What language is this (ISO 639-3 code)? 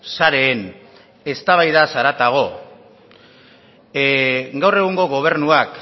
eus